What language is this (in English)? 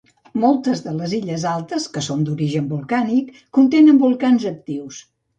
Catalan